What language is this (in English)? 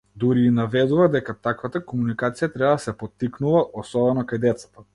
Macedonian